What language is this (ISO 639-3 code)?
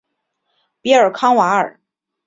zho